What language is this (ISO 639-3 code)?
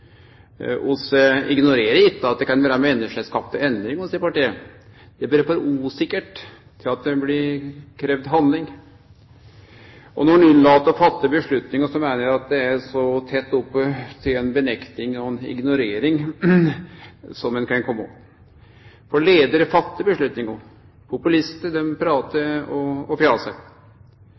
nno